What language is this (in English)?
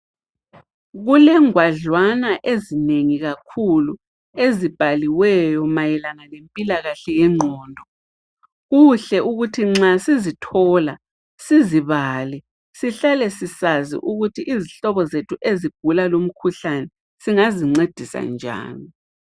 North Ndebele